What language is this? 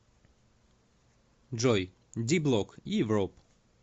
Russian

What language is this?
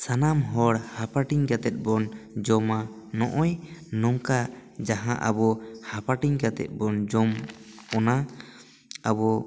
Santali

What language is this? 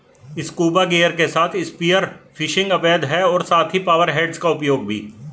Hindi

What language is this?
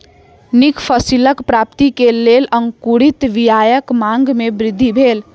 Maithili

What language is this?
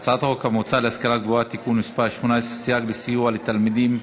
Hebrew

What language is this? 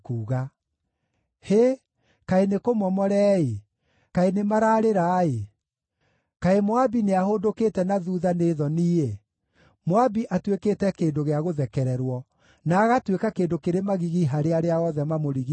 Kikuyu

